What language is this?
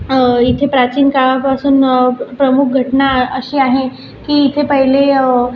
Marathi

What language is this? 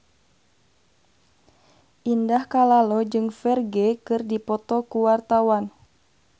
Sundanese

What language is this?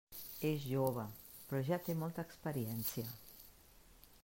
Catalan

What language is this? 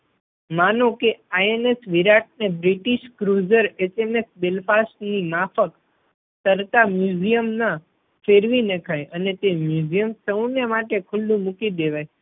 Gujarati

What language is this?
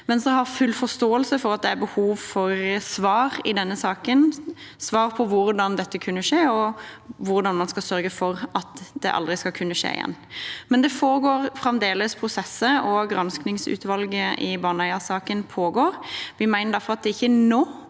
Norwegian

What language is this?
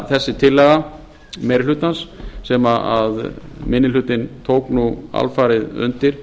Icelandic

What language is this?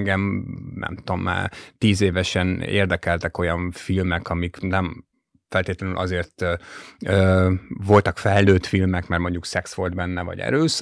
Hungarian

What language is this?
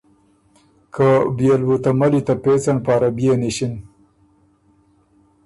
Ormuri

